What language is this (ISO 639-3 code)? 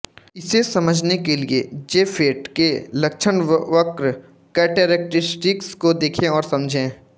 hin